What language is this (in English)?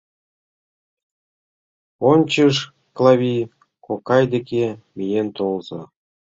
Mari